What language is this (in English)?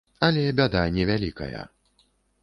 Belarusian